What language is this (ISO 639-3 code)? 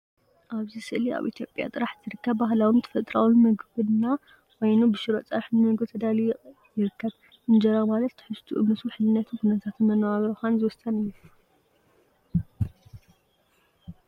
tir